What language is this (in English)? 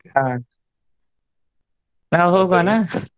Kannada